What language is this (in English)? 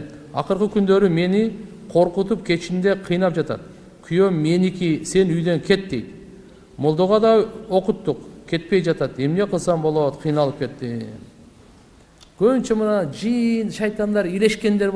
Turkish